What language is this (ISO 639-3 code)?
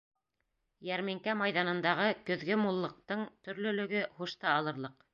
bak